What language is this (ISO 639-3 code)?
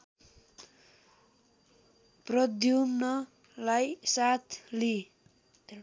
nep